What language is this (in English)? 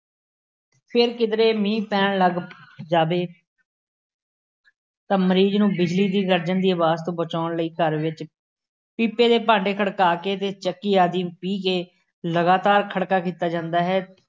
Punjabi